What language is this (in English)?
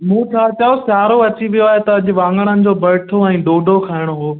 Sindhi